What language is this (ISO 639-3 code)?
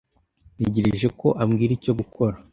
kin